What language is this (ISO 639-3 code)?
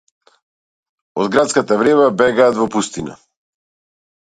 mkd